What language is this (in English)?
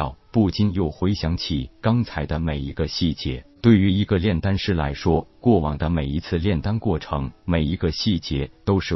Chinese